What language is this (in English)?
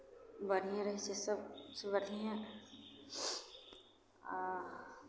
Maithili